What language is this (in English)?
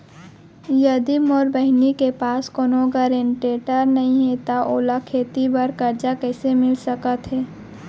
Chhattisgarhi